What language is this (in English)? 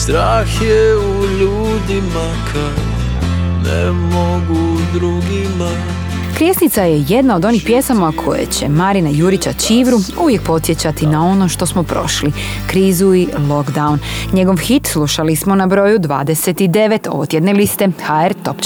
Croatian